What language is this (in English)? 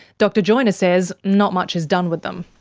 English